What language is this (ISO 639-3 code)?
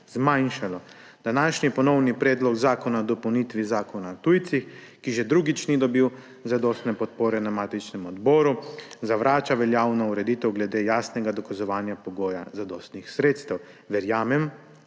slv